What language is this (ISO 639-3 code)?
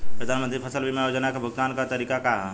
bho